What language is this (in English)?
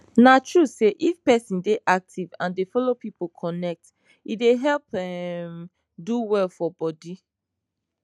Nigerian Pidgin